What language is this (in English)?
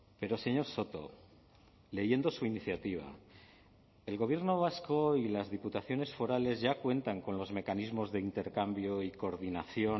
Spanish